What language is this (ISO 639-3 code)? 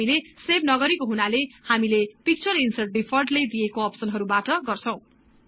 nep